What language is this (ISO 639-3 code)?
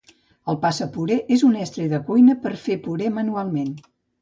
cat